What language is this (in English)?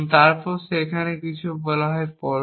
Bangla